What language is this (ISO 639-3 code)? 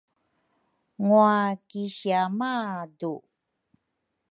dru